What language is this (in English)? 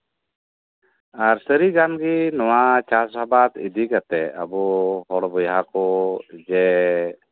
Santali